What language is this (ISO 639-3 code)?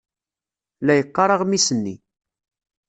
kab